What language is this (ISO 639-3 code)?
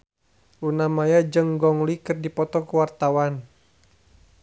sun